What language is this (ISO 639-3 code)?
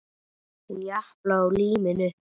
isl